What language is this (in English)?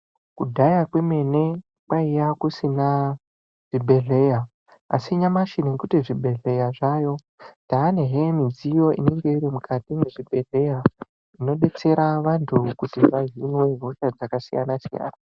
Ndau